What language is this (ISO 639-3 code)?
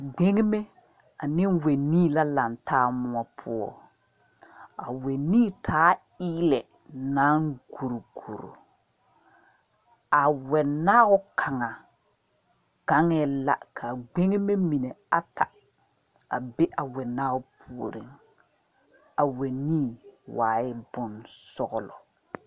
dga